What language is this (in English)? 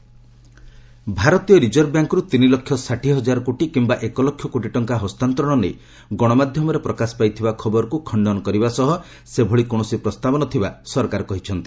Odia